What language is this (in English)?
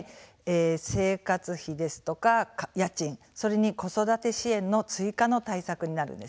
Japanese